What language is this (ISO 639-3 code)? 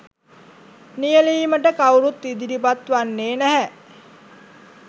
sin